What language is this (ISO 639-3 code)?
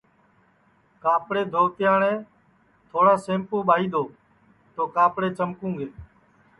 ssi